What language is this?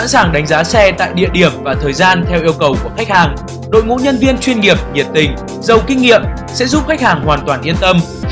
Vietnamese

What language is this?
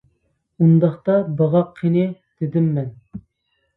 Uyghur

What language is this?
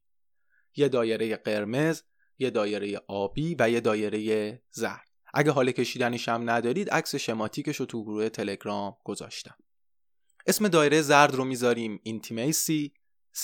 Persian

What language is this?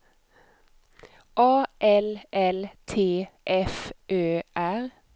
Swedish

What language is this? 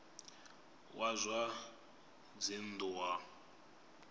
Venda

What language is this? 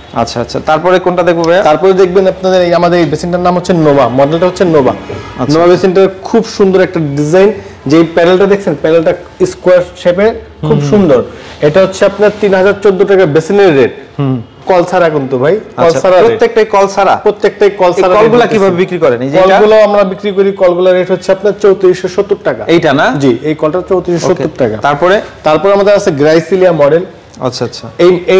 Turkish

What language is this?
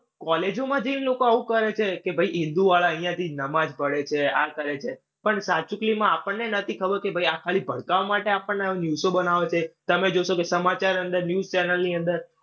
Gujarati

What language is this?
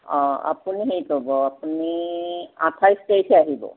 Assamese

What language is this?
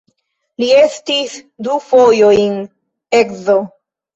Esperanto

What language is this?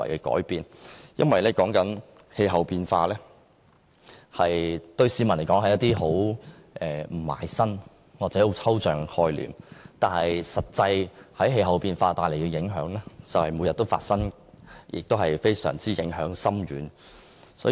Cantonese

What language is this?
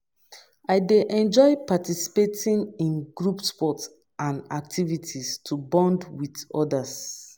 Nigerian Pidgin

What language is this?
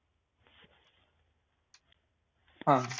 Marathi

